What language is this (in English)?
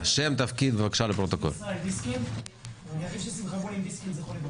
Hebrew